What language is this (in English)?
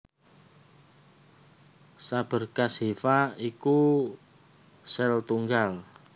Javanese